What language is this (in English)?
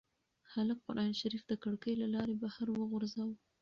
Pashto